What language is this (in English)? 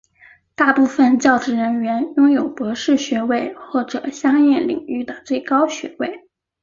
Chinese